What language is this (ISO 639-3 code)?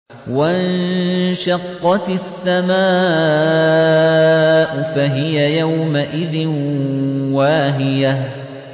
ara